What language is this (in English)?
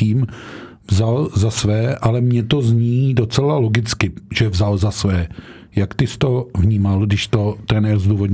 Czech